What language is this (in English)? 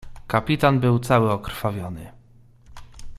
Polish